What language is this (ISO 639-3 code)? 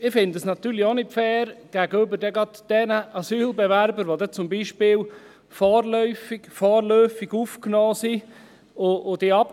gsw